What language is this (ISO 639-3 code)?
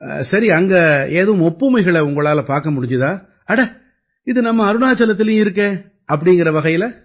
tam